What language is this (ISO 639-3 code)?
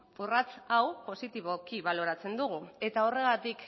eus